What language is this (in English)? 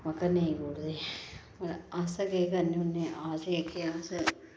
Dogri